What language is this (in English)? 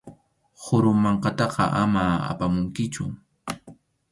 Arequipa-La Unión Quechua